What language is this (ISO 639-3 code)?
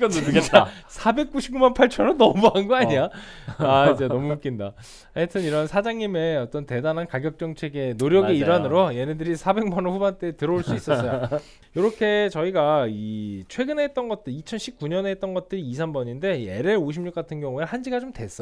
kor